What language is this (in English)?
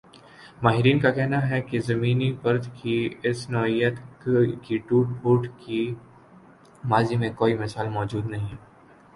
Urdu